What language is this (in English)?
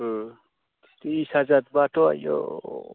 Bodo